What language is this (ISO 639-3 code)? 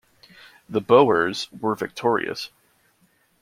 eng